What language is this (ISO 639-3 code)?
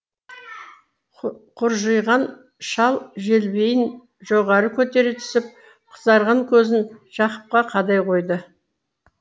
kaz